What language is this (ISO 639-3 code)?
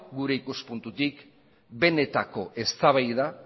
eus